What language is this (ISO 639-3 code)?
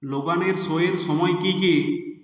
ben